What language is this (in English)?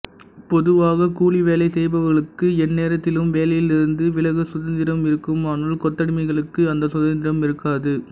Tamil